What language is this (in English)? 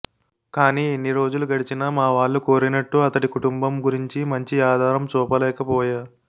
Telugu